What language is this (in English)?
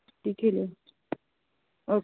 Dogri